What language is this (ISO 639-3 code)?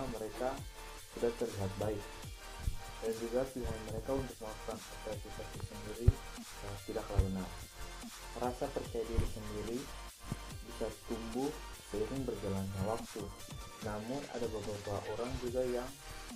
ind